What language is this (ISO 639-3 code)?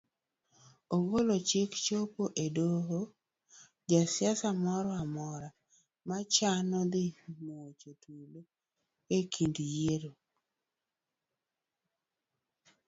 luo